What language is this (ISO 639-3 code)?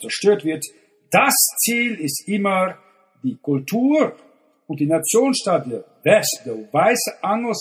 deu